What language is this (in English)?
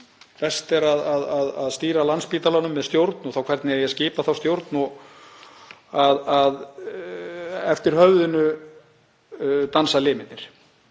Icelandic